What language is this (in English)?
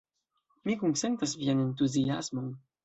Esperanto